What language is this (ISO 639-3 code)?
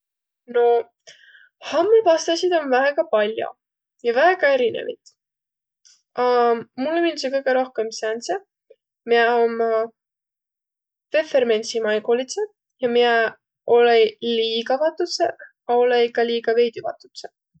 vro